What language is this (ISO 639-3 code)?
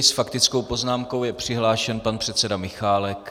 ces